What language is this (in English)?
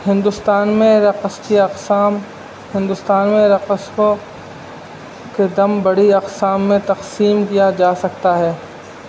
Urdu